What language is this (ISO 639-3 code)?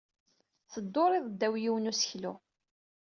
kab